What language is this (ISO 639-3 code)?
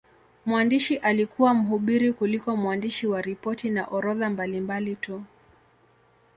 swa